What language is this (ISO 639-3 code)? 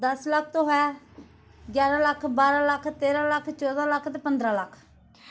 doi